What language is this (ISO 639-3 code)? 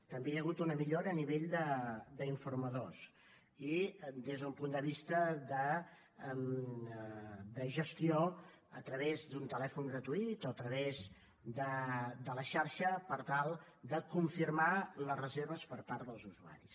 cat